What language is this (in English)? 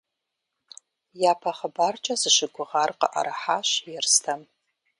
Kabardian